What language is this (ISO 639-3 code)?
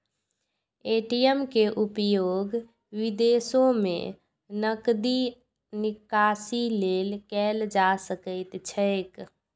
mai